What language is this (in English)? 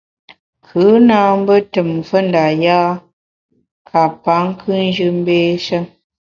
Bamun